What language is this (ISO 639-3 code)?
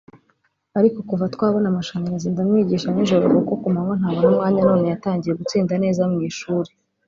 kin